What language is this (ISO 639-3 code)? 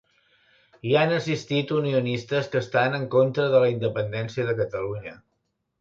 cat